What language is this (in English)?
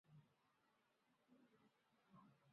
Chinese